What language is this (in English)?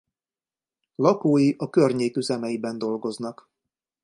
Hungarian